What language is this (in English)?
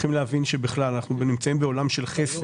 Hebrew